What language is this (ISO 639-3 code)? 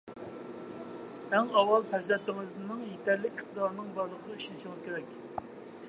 uig